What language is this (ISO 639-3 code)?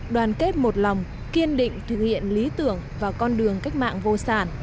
vie